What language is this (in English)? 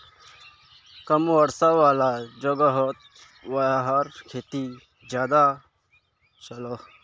Magahi